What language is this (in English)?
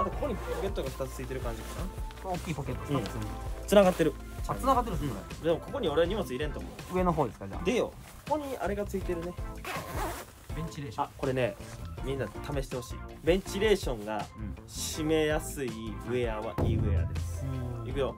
Japanese